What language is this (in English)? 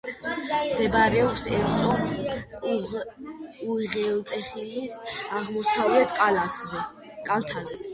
Georgian